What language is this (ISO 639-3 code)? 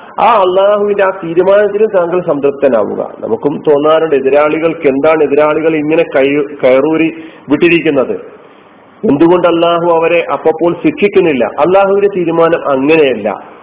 mal